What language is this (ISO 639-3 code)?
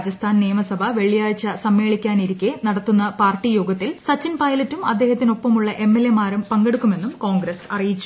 mal